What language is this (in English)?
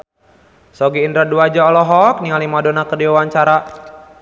Sundanese